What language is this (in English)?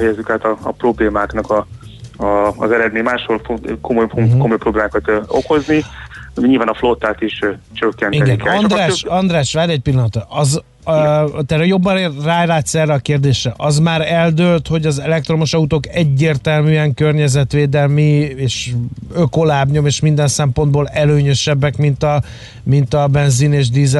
Hungarian